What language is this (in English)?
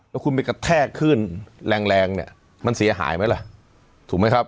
Thai